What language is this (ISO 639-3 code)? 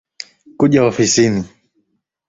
swa